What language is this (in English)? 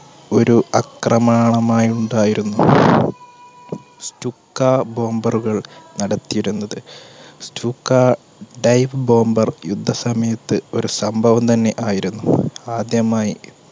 Malayalam